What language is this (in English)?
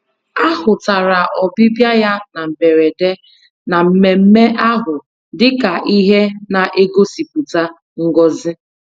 Igbo